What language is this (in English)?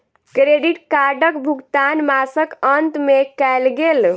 Maithili